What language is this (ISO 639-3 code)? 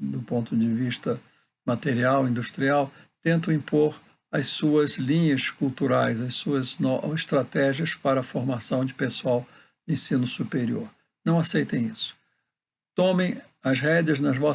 por